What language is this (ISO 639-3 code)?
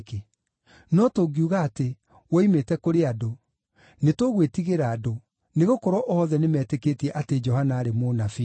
kik